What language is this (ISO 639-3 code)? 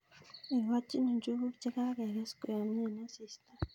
kln